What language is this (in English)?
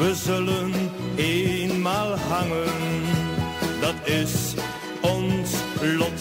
Dutch